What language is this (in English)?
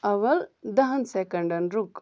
Kashmiri